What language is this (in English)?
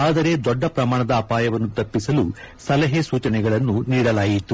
Kannada